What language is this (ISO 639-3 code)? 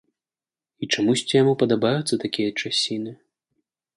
bel